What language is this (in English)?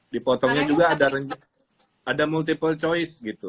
Indonesian